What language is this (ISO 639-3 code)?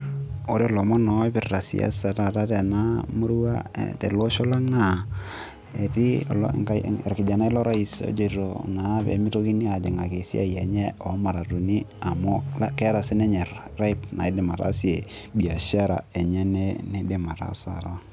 mas